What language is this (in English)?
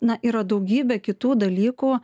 Lithuanian